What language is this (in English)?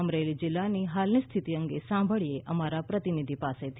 Gujarati